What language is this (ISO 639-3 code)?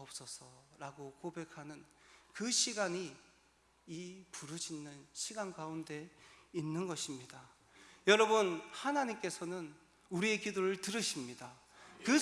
kor